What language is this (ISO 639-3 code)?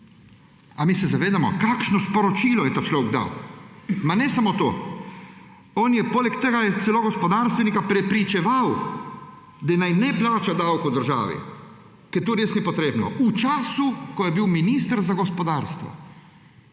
slv